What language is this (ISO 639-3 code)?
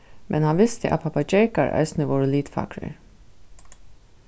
fao